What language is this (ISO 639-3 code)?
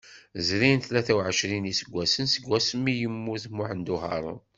kab